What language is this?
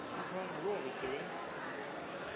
Norwegian Nynorsk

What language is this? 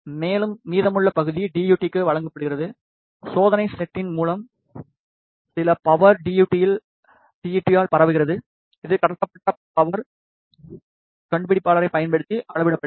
Tamil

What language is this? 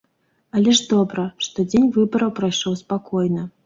Belarusian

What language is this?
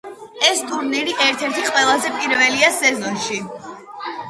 Georgian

